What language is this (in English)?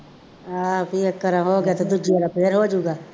Punjabi